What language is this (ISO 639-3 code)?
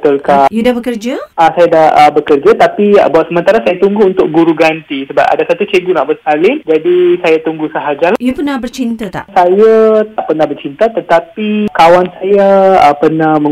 msa